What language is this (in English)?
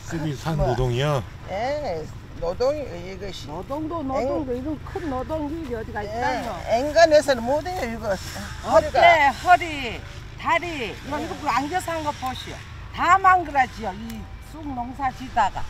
Korean